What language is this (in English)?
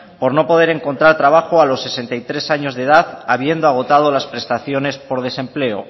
Spanish